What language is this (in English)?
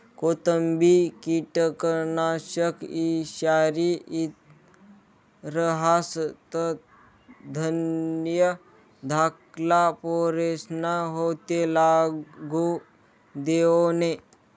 Marathi